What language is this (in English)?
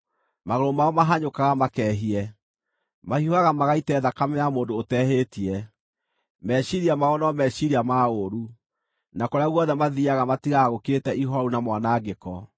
Kikuyu